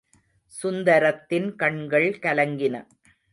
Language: Tamil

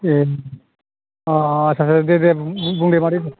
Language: Bodo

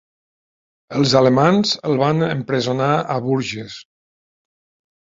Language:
Catalan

